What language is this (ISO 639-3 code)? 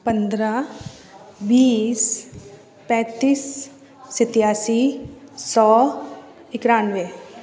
hin